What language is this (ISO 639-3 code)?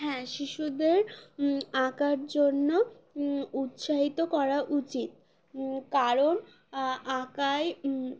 ben